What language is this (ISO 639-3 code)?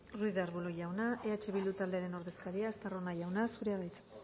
eus